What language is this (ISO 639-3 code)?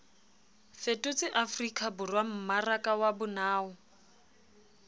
sot